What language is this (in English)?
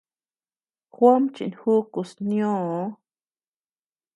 Tepeuxila Cuicatec